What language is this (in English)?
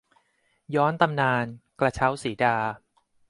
Thai